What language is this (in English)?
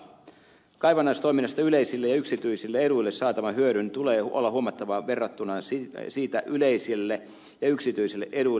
Finnish